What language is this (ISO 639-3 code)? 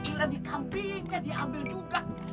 ind